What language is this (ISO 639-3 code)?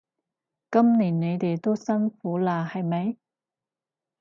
yue